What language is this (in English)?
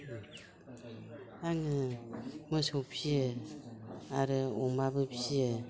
Bodo